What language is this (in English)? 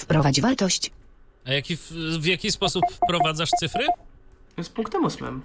Polish